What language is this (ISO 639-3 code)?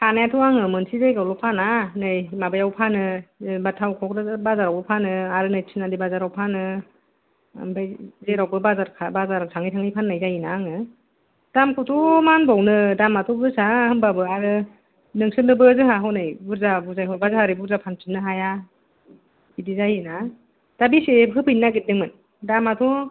brx